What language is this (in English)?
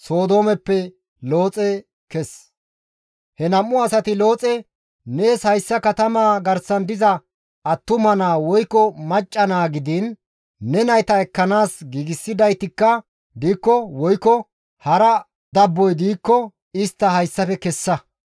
Gamo